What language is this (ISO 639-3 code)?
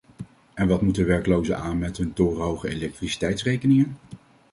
nld